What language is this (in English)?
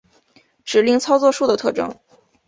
Chinese